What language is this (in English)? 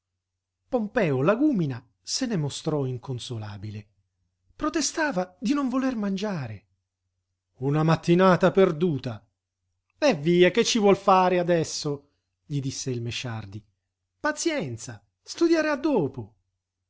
Italian